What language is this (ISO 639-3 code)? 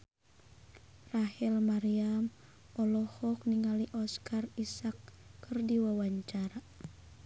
sun